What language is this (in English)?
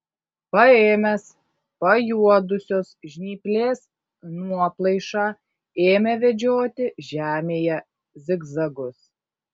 Lithuanian